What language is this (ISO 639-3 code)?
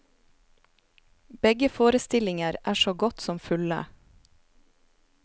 nor